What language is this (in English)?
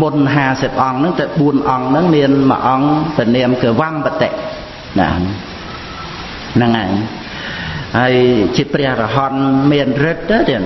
Khmer